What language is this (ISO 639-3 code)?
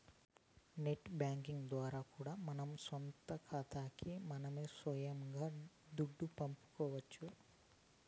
tel